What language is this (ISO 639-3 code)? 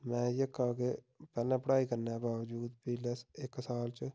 doi